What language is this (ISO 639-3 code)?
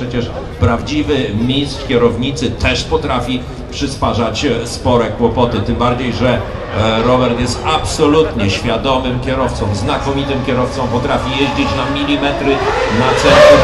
pol